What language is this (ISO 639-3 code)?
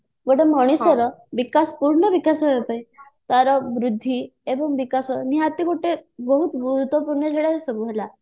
ori